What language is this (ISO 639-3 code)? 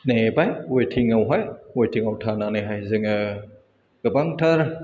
brx